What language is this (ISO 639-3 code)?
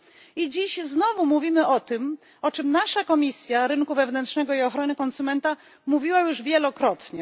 pol